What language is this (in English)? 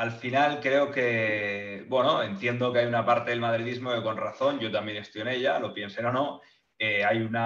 Spanish